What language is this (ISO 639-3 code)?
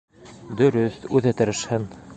bak